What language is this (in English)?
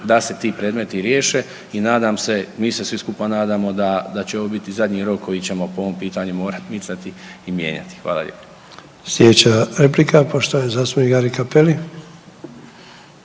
Croatian